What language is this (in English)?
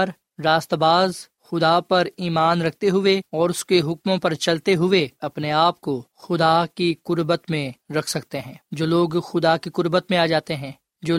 Urdu